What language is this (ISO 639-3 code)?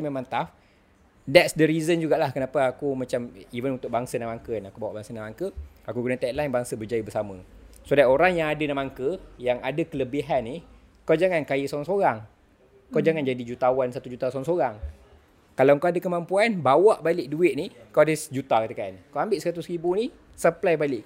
msa